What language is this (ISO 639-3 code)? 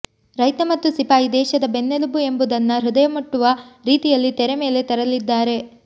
kan